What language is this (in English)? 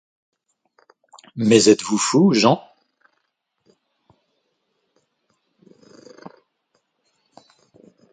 French